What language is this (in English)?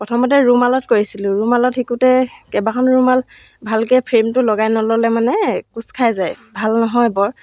Assamese